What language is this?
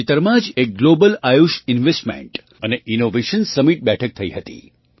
Gujarati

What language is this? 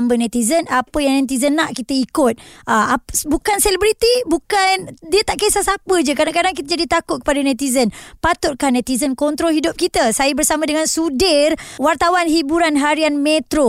Malay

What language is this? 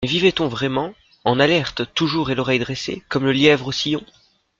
French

